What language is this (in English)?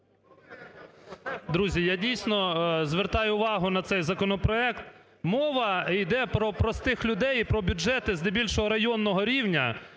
Ukrainian